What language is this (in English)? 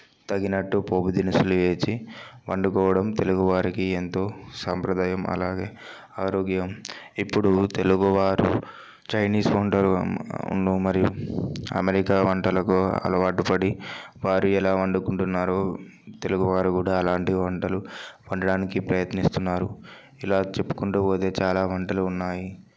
Telugu